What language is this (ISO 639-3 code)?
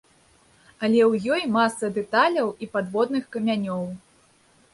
bel